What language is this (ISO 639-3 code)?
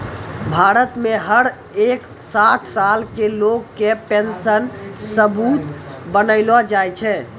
mai